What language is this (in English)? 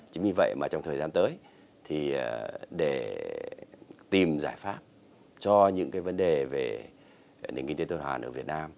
Vietnamese